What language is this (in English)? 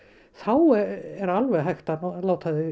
Icelandic